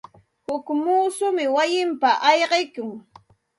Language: Santa Ana de Tusi Pasco Quechua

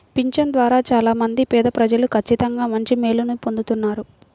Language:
Telugu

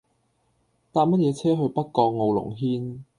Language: Cantonese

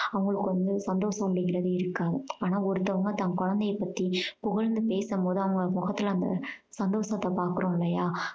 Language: Tamil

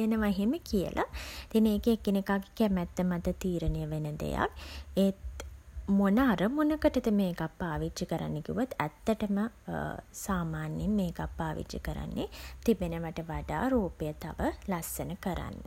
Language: Sinhala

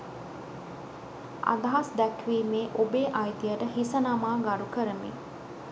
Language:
Sinhala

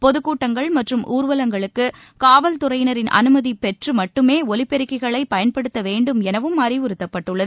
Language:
Tamil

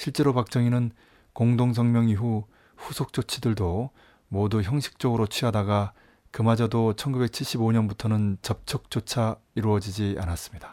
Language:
Korean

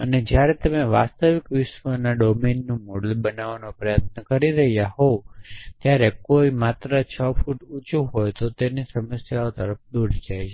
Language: Gujarati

